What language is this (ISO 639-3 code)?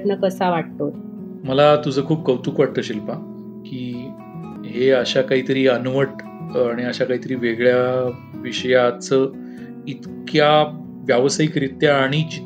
mar